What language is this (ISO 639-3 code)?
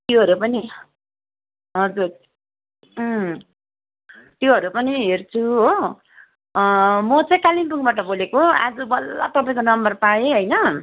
nep